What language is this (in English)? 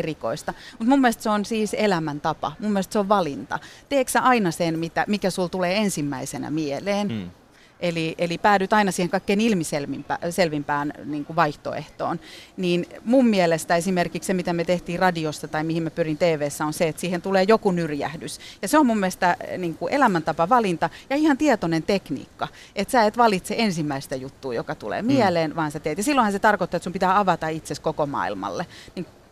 Finnish